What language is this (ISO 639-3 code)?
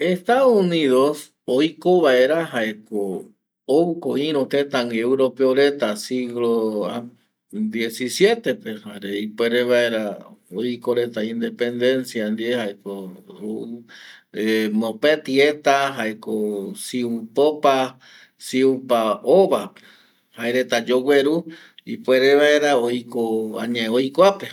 gui